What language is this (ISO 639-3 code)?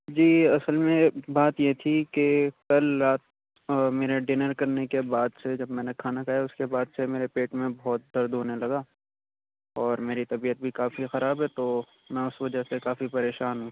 urd